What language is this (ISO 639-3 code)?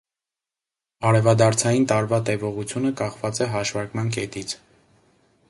hye